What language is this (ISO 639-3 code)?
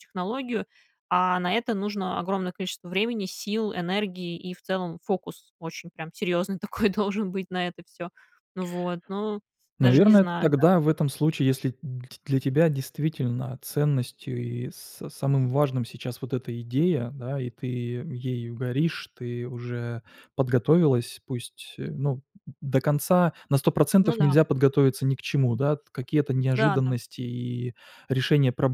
rus